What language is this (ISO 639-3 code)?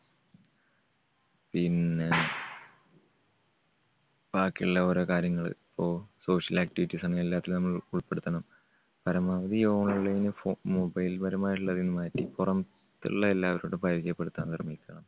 mal